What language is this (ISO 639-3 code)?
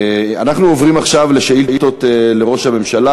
heb